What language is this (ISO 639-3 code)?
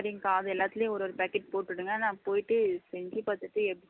tam